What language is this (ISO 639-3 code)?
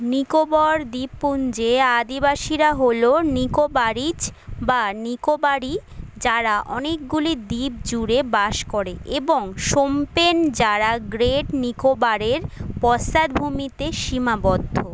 ben